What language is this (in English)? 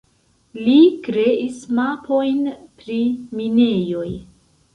Esperanto